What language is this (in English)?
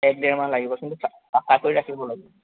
Assamese